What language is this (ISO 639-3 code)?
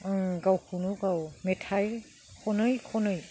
brx